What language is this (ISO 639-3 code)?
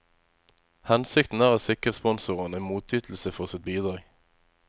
nor